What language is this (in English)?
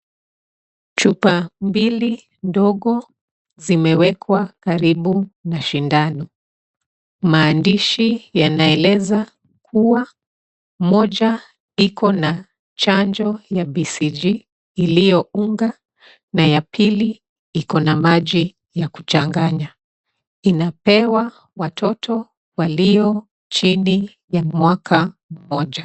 Swahili